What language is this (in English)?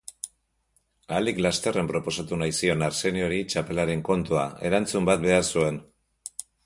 Basque